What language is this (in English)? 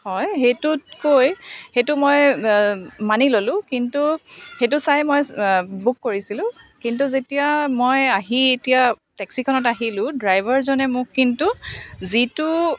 Assamese